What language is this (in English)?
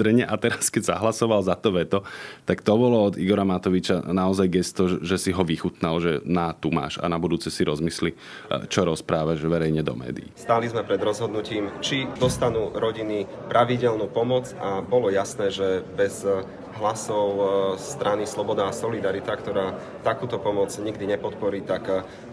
Slovak